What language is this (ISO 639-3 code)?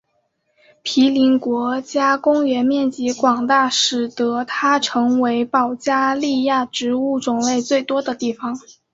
zho